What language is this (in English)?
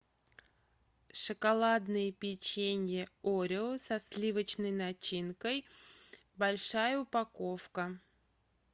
Russian